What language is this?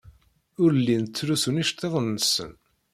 Kabyle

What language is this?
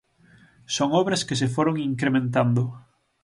Galician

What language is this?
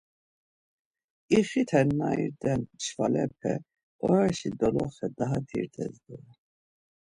Laz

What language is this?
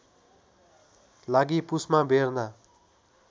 Nepali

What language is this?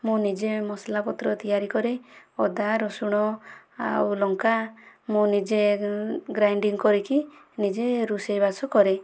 Odia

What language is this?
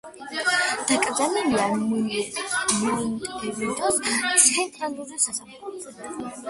Georgian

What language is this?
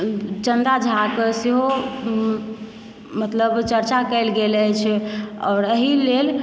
Maithili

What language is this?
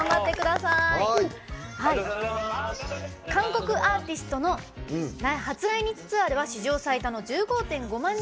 Japanese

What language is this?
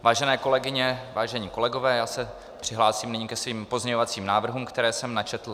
Czech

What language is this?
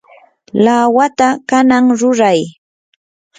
Yanahuanca Pasco Quechua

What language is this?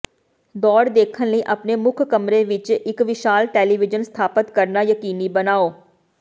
Punjabi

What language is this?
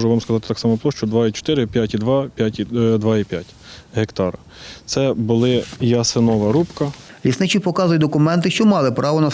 Ukrainian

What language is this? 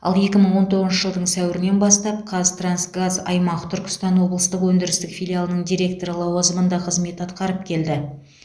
Kazakh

